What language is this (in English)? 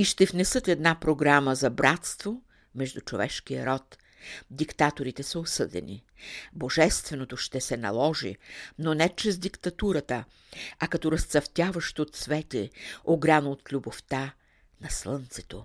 Bulgarian